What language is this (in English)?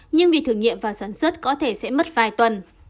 Vietnamese